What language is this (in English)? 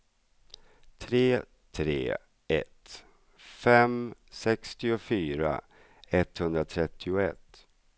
Swedish